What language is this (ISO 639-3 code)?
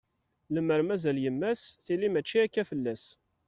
kab